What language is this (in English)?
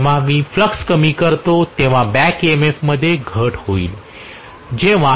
Marathi